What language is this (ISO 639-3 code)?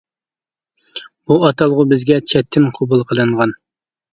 uig